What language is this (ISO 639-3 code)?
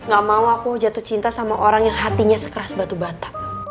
ind